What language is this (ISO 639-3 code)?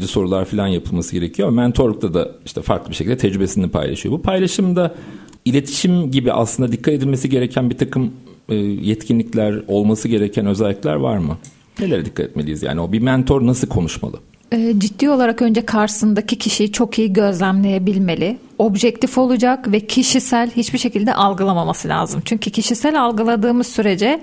tur